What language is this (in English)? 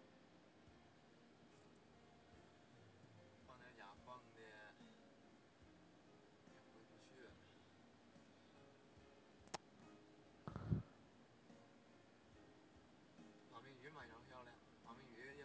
Chinese